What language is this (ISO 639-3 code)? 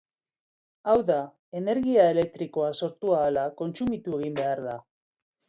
eus